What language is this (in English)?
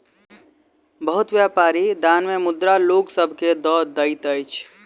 Maithili